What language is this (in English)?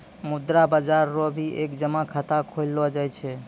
Maithili